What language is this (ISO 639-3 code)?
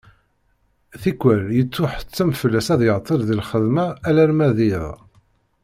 kab